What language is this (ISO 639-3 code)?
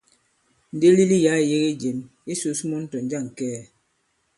abb